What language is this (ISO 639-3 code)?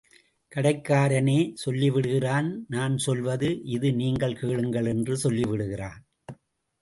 tam